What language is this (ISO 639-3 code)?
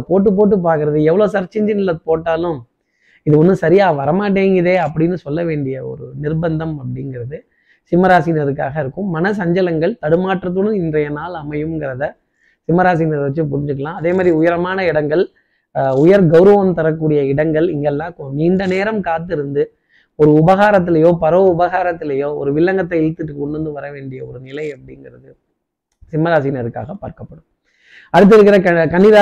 tam